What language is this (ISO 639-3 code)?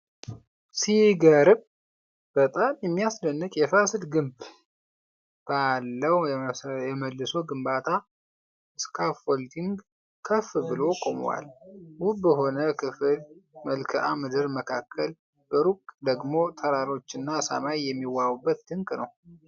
amh